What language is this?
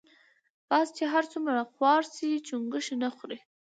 Pashto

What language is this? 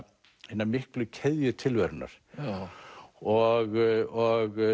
Icelandic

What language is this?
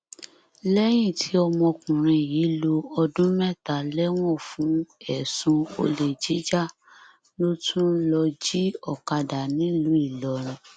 Yoruba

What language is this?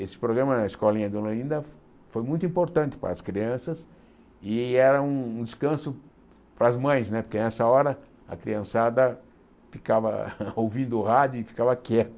Portuguese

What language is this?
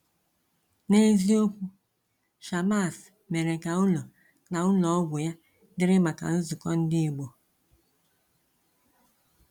Igbo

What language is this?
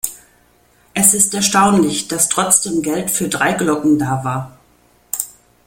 German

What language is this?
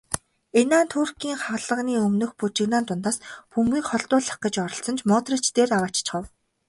Mongolian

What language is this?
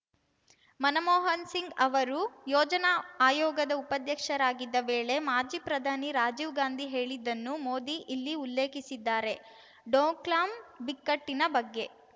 Kannada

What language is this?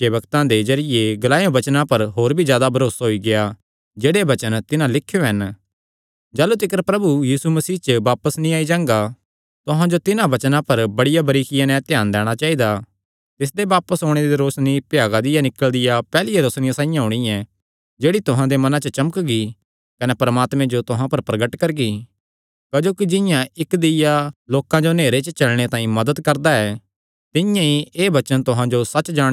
Kangri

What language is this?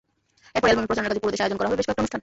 Bangla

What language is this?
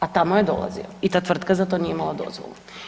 Croatian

